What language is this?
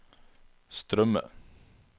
Norwegian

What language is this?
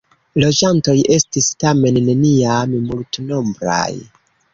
Esperanto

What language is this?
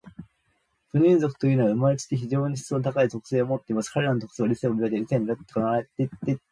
Japanese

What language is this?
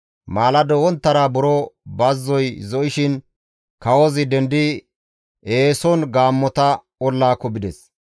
Gamo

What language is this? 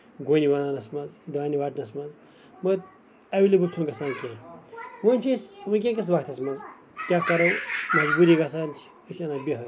Kashmiri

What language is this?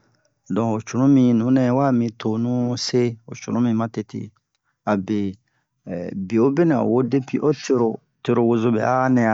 Bomu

